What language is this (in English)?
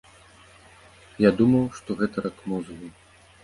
Belarusian